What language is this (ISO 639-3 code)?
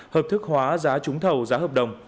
vie